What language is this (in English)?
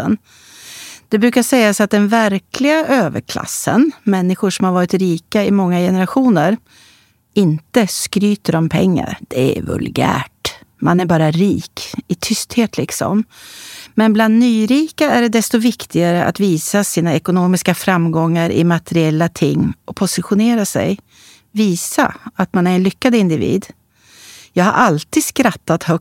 Swedish